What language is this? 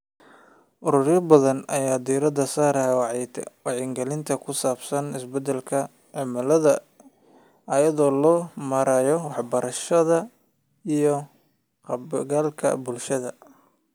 Somali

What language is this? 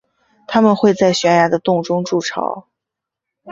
Chinese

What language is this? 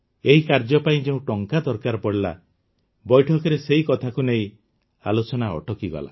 Odia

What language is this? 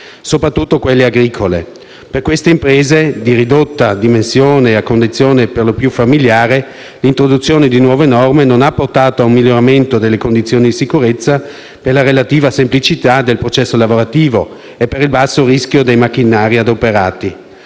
Italian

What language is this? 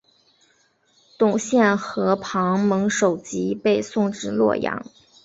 Chinese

